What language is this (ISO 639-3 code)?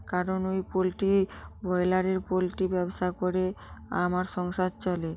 ben